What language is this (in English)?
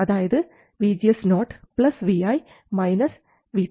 Malayalam